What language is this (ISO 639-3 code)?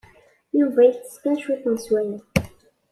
kab